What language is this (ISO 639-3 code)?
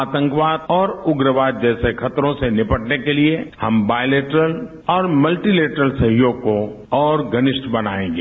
hin